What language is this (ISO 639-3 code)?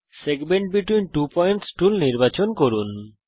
ben